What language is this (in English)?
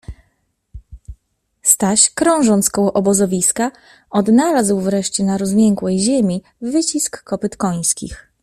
Polish